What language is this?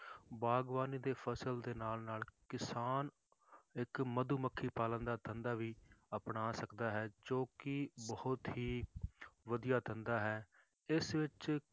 Punjabi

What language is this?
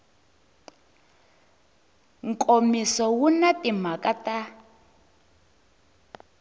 Tsonga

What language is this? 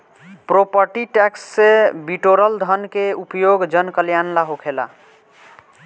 Bhojpuri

